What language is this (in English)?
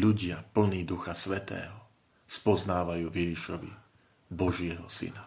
Slovak